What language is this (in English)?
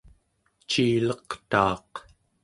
Central Yupik